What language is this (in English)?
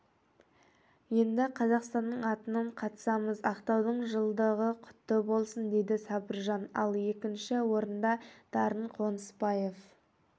Kazakh